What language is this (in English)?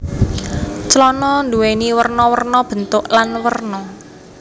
Javanese